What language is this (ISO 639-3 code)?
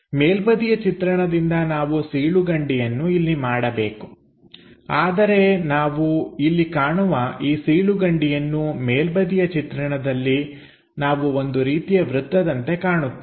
kan